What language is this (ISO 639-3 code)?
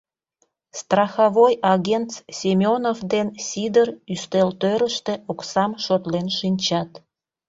chm